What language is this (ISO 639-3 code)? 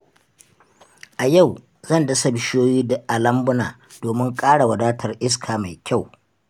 hau